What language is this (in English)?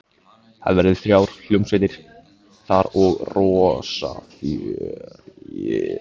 Icelandic